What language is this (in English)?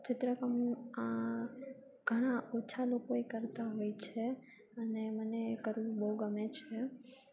Gujarati